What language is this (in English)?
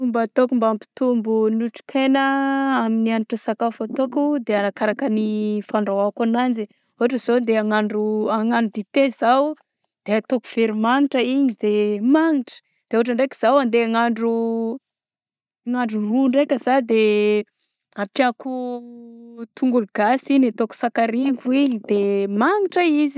Southern Betsimisaraka Malagasy